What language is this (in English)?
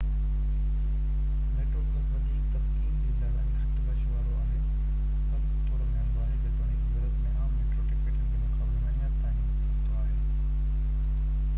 Sindhi